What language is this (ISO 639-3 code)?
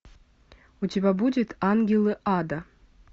rus